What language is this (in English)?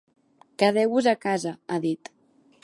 Catalan